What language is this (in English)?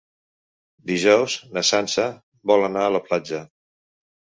Catalan